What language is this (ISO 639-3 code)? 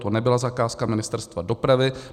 ces